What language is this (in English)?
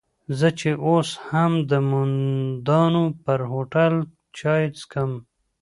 Pashto